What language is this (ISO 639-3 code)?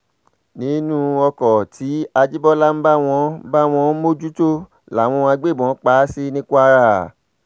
yor